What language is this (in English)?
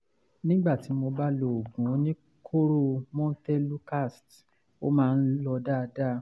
Yoruba